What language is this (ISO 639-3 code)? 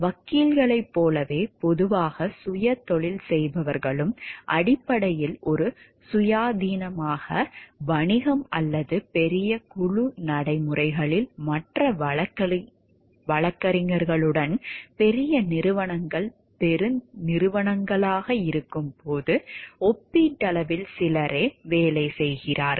tam